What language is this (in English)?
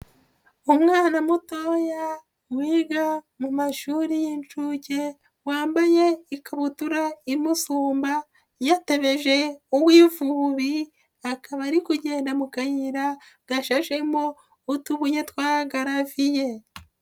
Kinyarwanda